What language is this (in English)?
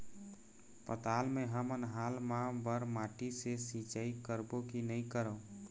Chhattisgarhi